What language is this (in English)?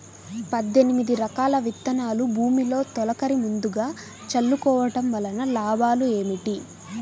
Telugu